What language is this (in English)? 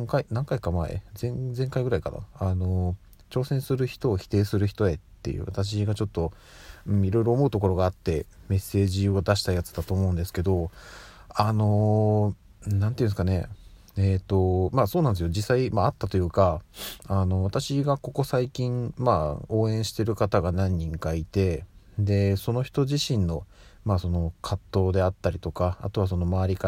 Japanese